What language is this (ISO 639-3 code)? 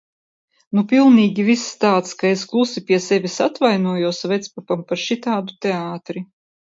lav